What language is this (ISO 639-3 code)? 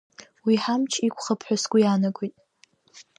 abk